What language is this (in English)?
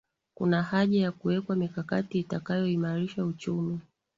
Swahili